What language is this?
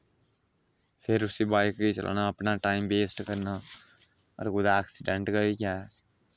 Dogri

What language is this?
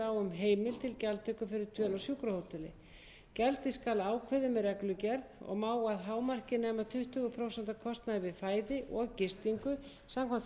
Icelandic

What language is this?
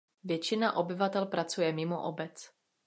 Czech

